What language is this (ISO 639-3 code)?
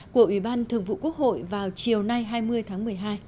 vie